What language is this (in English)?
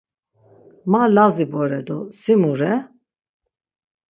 Laz